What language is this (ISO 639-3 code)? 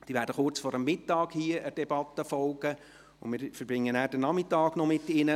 gsw